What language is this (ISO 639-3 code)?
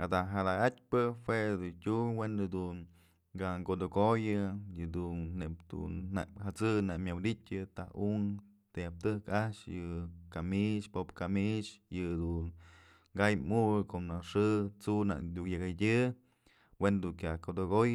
mzl